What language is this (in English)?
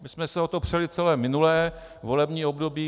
Czech